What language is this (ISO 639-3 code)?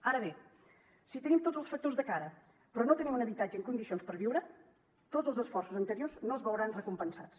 cat